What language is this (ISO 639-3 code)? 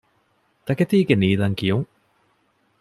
div